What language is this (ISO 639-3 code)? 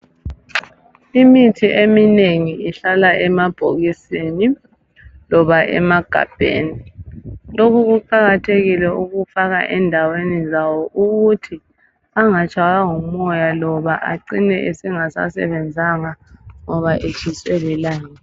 nde